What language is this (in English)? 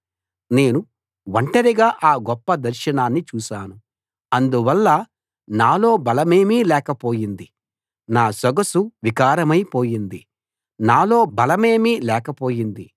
Telugu